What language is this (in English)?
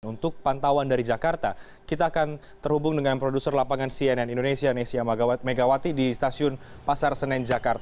Indonesian